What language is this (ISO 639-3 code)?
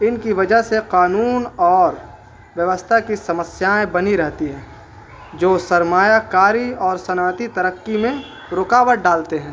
urd